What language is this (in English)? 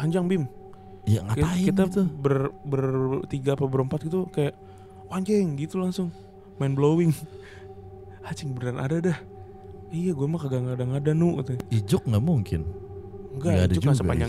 Indonesian